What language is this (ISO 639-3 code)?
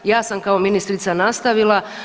hrv